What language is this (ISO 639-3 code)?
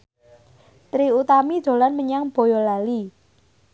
jav